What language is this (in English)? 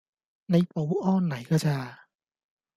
Cantonese